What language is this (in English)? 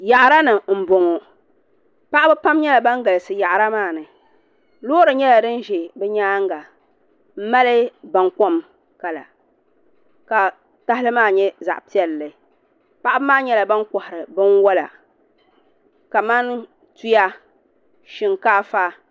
Dagbani